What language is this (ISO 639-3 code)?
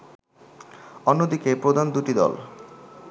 ben